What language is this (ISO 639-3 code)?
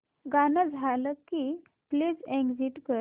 mar